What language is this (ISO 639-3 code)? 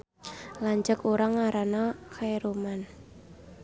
sun